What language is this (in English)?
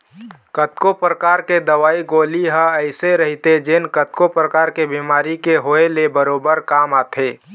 Chhattisgarhi